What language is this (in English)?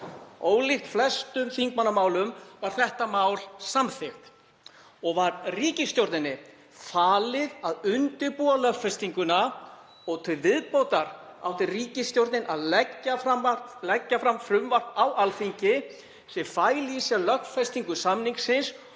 Icelandic